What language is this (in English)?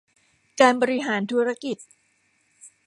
Thai